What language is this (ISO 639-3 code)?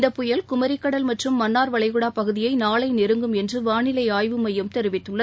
tam